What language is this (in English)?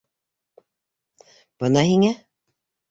Bashkir